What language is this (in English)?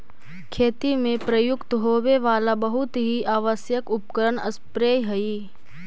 Magahi